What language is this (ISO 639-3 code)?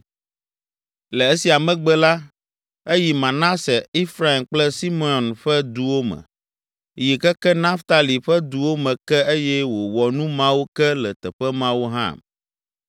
ewe